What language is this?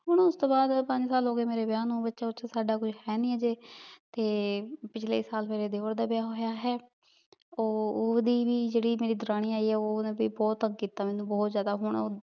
Punjabi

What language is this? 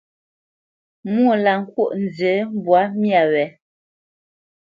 Bamenyam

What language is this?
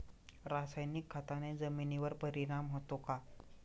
Marathi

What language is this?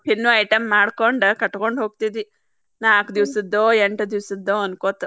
Kannada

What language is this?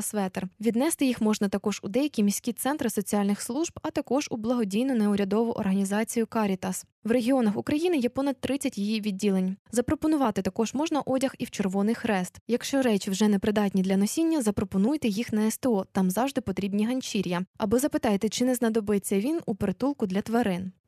Ukrainian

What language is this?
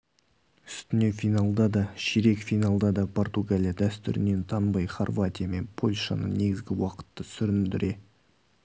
Kazakh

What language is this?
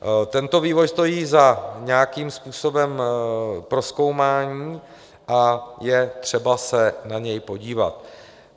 Czech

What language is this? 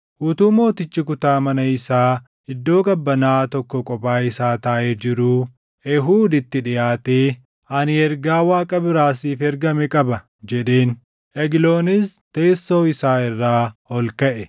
Oromo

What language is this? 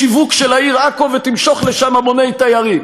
Hebrew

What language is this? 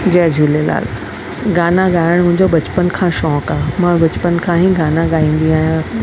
Sindhi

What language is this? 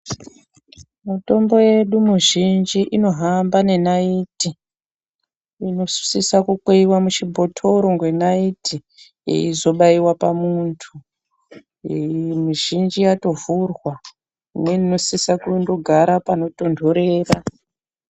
Ndau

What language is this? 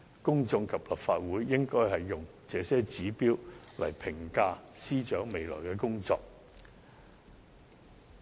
Cantonese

